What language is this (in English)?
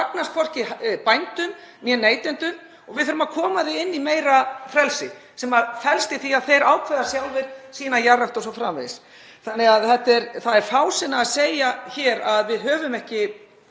Icelandic